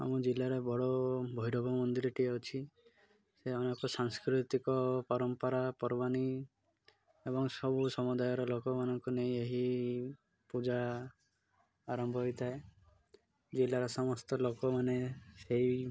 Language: Odia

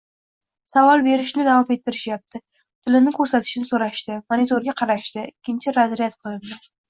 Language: Uzbek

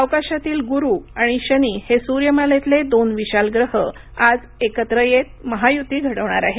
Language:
Marathi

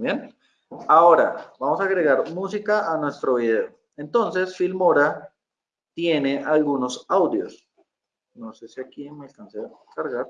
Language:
Spanish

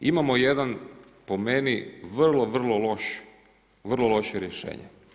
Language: Croatian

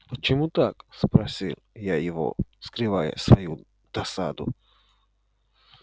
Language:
Russian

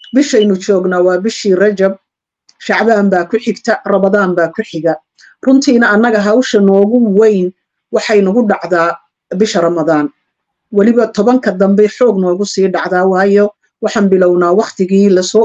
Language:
Arabic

